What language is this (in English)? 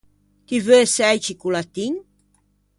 Ligurian